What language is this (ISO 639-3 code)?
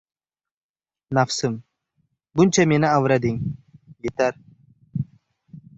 uzb